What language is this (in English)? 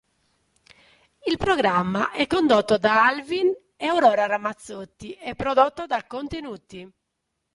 Italian